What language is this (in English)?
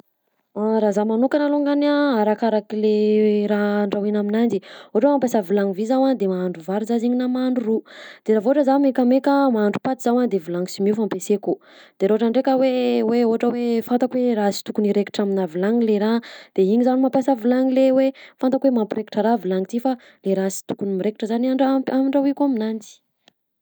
Southern Betsimisaraka Malagasy